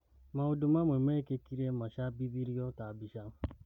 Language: Kikuyu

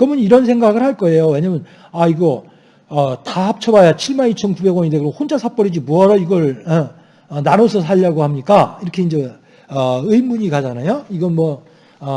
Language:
Korean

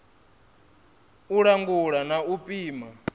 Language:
Venda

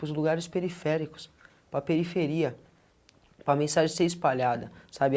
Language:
Portuguese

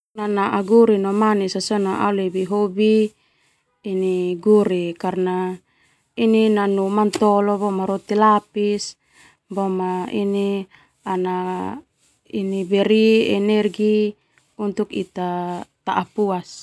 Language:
Termanu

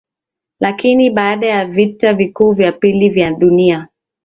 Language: Swahili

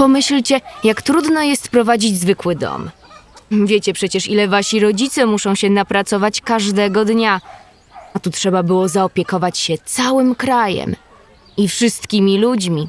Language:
Polish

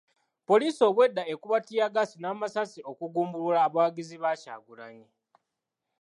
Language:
Ganda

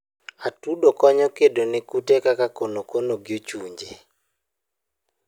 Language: Luo (Kenya and Tanzania)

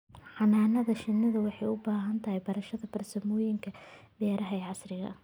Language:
Somali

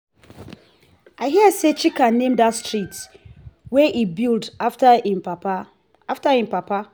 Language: Nigerian Pidgin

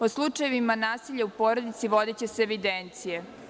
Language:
Serbian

